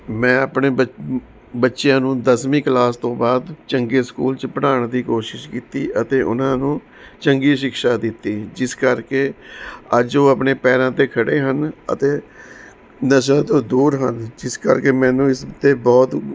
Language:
Punjabi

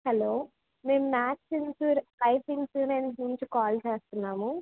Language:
Telugu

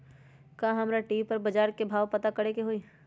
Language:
Magahi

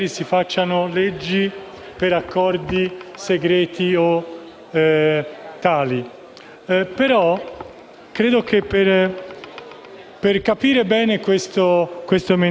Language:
Italian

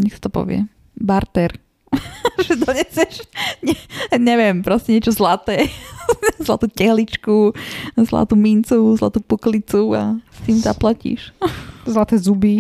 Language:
Slovak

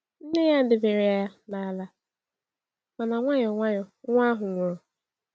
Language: Igbo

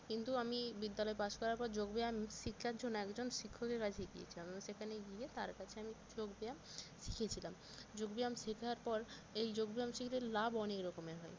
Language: Bangla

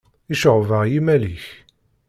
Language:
Kabyle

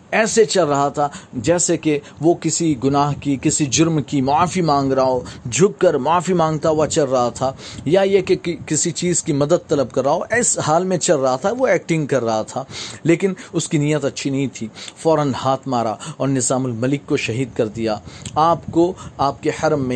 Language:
Urdu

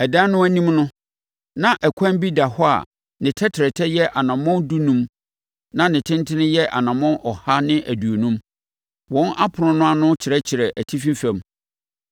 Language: Akan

